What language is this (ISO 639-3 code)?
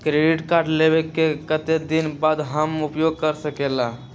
mag